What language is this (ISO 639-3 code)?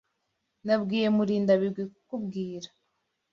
kin